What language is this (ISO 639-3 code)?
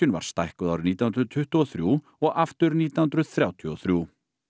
isl